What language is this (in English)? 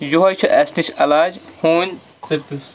Kashmiri